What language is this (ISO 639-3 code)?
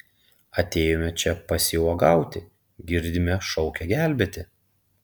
lit